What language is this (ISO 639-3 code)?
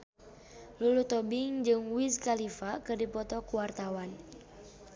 sun